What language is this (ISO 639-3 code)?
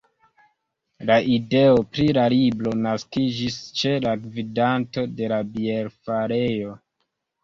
epo